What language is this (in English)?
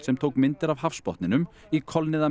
Icelandic